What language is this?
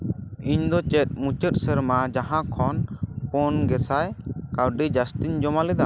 Santali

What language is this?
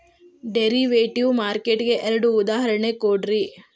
Kannada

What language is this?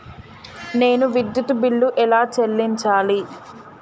Telugu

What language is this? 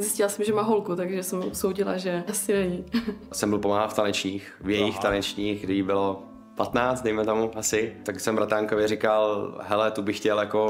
Czech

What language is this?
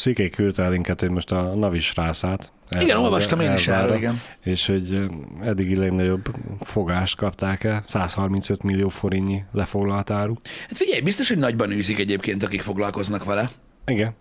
Hungarian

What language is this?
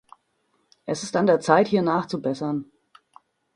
German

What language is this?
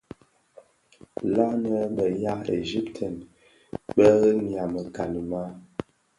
Bafia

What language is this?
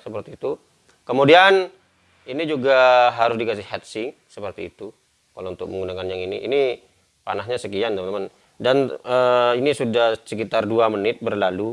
Indonesian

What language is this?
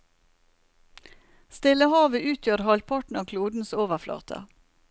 Norwegian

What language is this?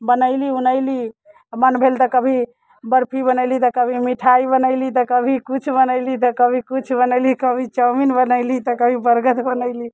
Maithili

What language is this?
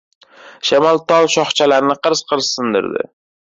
Uzbek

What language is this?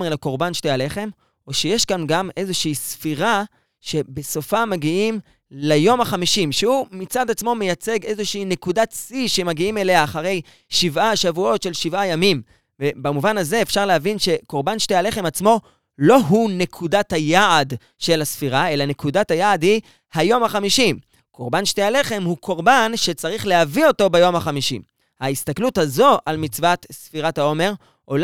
Hebrew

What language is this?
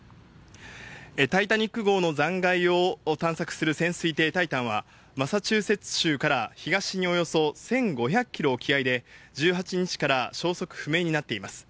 Japanese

